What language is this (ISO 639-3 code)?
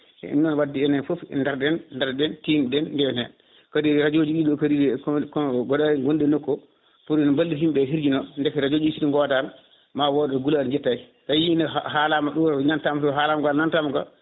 ful